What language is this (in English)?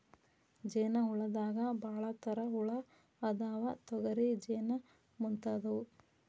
Kannada